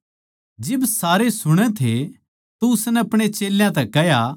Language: Haryanvi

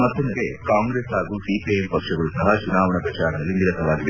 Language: Kannada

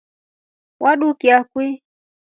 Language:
Rombo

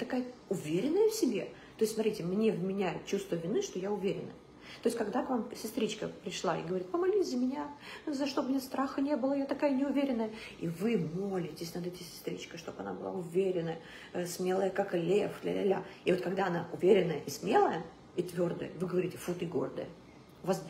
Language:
Russian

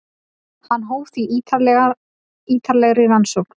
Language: Icelandic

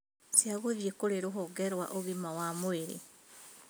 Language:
Kikuyu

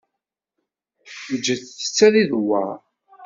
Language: Kabyle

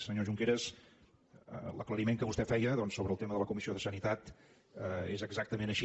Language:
Catalan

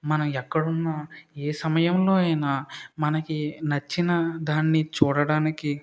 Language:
Telugu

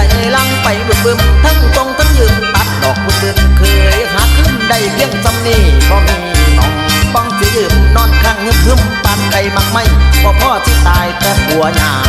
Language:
Thai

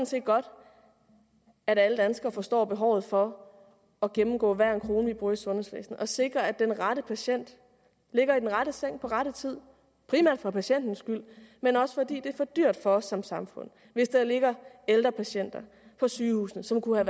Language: Danish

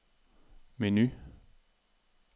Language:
Danish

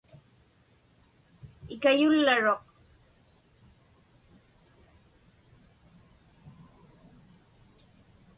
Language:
Inupiaq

